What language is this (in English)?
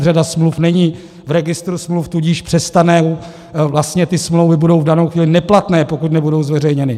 Czech